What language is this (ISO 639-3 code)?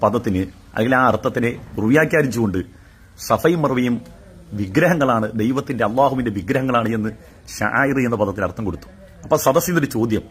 mal